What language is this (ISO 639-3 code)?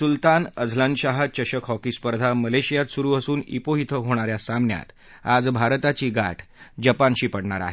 mar